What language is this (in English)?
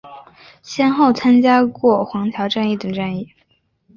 Chinese